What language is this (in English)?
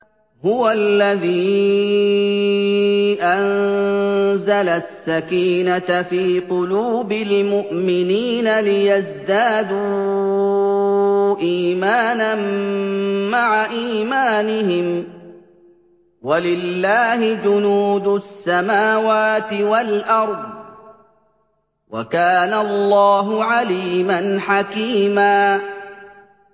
Arabic